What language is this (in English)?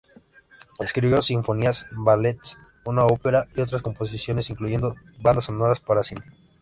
Spanish